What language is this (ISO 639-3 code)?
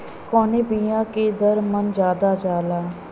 bho